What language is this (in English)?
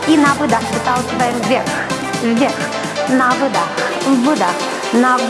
Russian